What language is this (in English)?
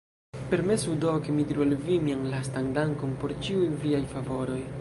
Esperanto